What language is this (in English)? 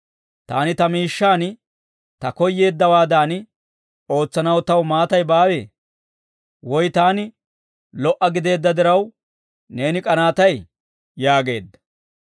Dawro